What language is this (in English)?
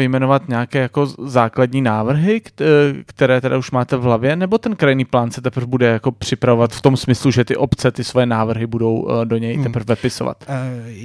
Czech